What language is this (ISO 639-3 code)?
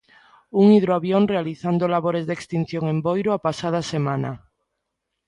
glg